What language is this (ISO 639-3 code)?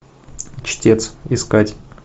rus